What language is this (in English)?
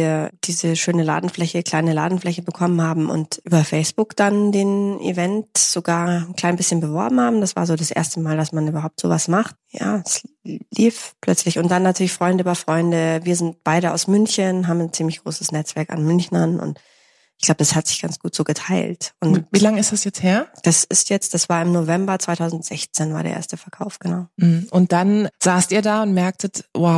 German